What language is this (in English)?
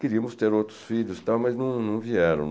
Portuguese